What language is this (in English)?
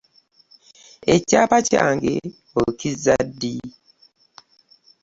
Ganda